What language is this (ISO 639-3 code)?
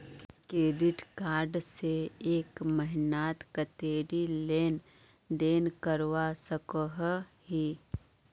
mag